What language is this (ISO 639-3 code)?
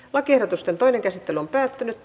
fin